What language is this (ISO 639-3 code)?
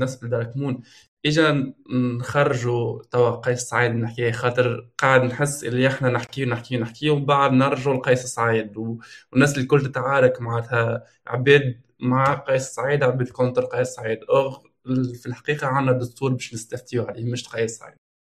ara